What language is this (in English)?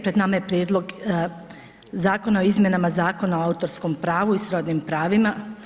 Croatian